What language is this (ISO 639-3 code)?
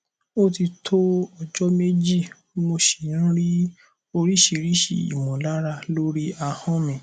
yor